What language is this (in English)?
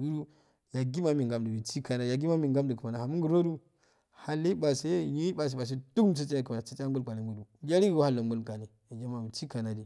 Afade